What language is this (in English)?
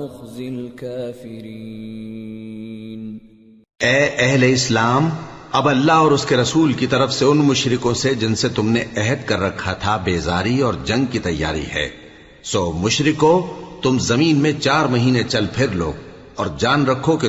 Urdu